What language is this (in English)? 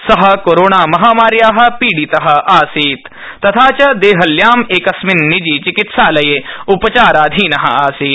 Sanskrit